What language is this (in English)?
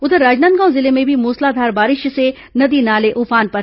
Hindi